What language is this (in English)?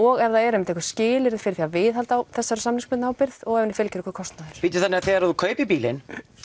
Icelandic